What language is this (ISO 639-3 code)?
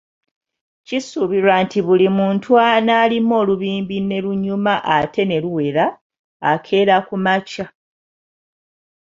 lug